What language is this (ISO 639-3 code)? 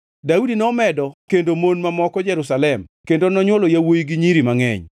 luo